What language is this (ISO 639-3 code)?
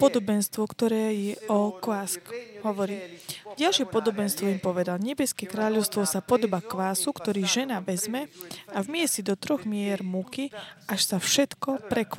slk